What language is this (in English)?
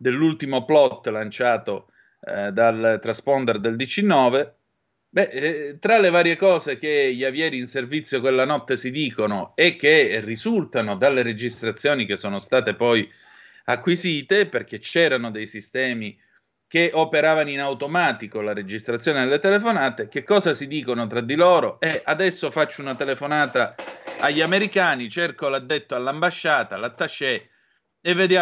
Italian